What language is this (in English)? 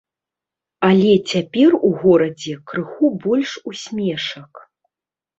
Belarusian